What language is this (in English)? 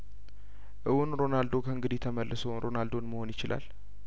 Amharic